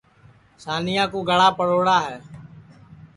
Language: Sansi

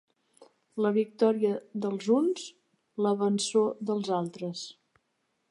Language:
Catalan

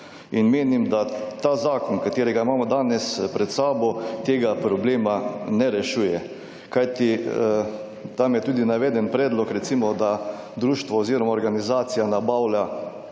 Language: Slovenian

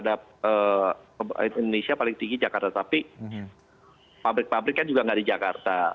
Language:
Indonesian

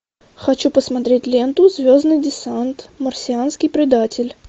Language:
Russian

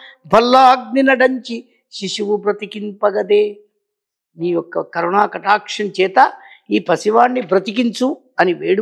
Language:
Telugu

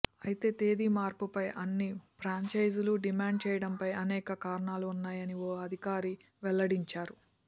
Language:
Telugu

